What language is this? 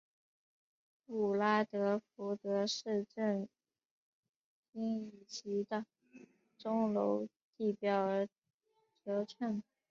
Chinese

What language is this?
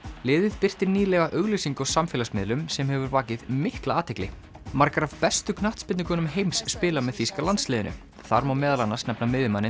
Icelandic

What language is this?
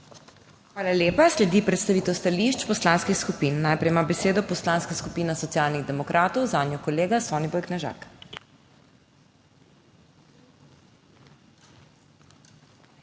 Slovenian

